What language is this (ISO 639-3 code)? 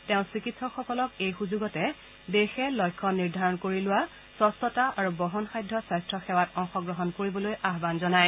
asm